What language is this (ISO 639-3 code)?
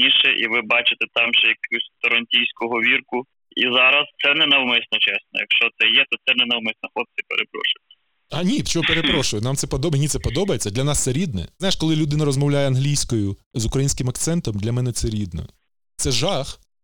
ukr